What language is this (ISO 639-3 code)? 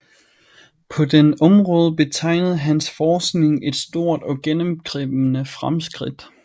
dan